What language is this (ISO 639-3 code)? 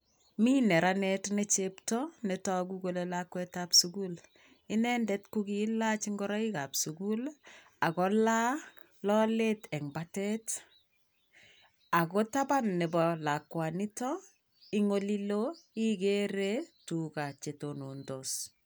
kln